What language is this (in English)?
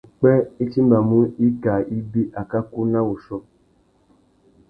Tuki